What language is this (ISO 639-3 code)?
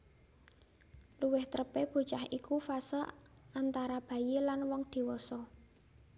jav